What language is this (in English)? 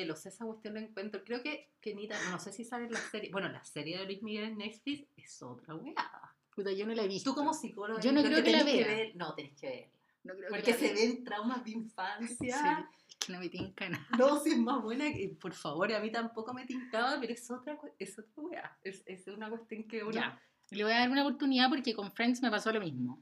Spanish